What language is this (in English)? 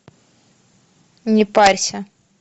Russian